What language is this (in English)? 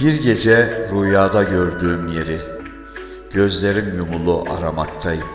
Turkish